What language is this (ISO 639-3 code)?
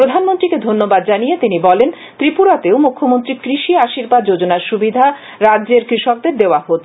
ben